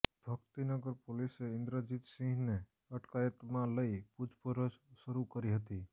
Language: Gujarati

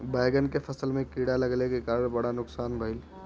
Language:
Bhojpuri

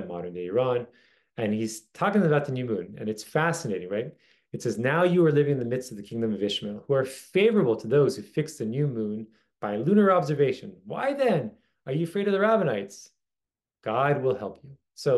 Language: English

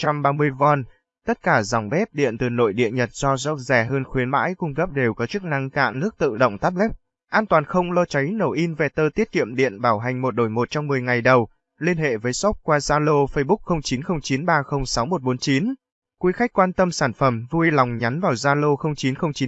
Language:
Vietnamese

